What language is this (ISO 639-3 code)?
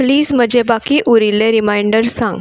kok